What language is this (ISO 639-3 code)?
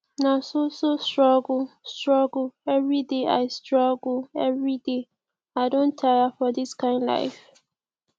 pcm